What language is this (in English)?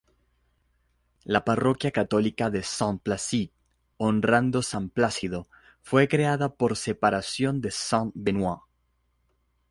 Spanish